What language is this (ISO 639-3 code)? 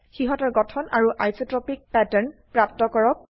asm